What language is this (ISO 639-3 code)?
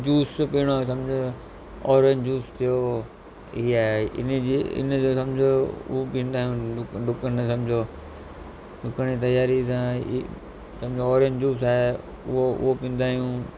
snd